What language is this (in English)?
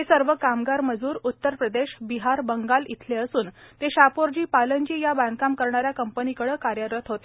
Marathi